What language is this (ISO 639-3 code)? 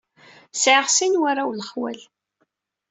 kab